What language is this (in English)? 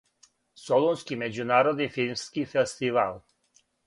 Serbian